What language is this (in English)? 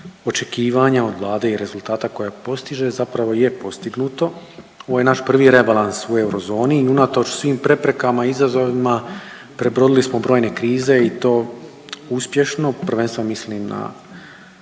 Croatian